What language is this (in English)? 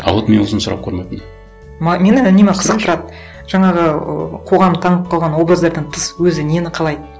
Kazakh